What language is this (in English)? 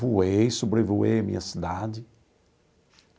Portuguese